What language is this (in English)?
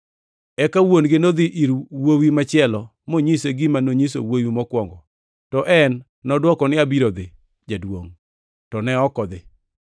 Luo (Kenya and Tanzania)